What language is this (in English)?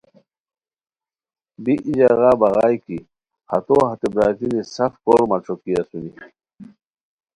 Khowar